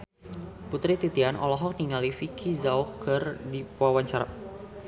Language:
Sundanese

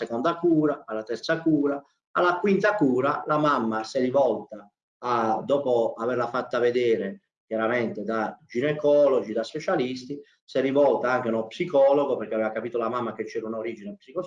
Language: Italian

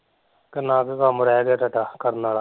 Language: Punjabi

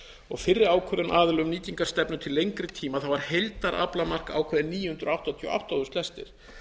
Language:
Icelandic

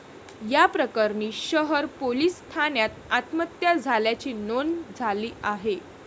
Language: Marathi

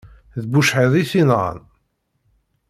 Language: Kabyle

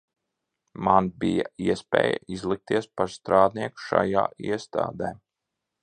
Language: Latvian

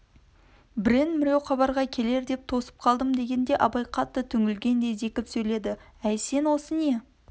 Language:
Kazakh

